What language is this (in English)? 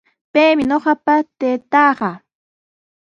Sihuas Ancash Quechua